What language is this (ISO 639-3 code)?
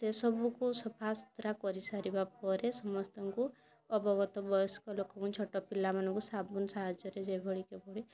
ori